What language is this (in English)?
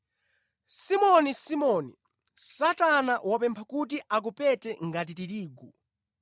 Nyanja